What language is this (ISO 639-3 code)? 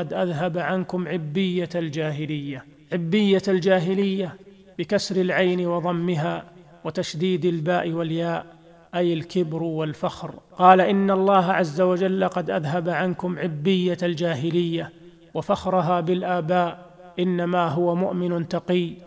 ara